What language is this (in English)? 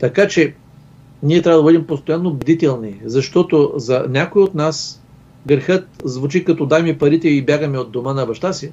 Bulgarian